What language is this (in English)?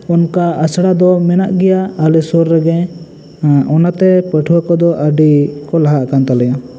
Santali